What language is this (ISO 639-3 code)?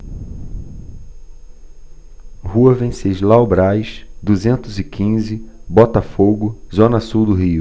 por